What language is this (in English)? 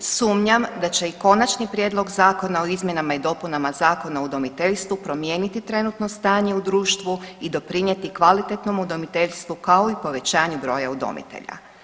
Croatian